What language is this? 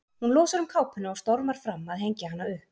Icelandic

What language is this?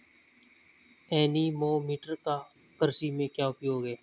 Hindi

